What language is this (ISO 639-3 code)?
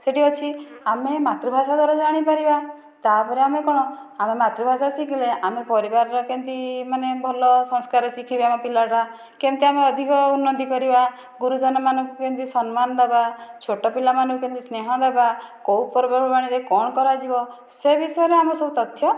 ori